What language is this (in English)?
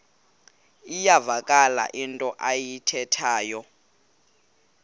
Xhosa